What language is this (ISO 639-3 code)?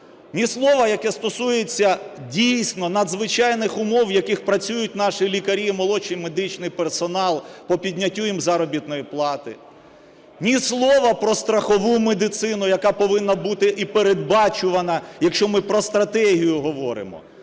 ukr